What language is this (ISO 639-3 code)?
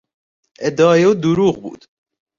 fas